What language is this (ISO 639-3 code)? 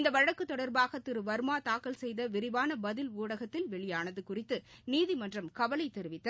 tam